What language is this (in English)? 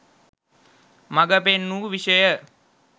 Sinhala